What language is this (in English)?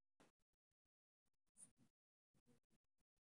Somali